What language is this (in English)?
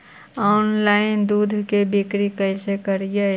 Magahi